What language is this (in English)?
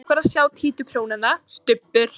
Icelandic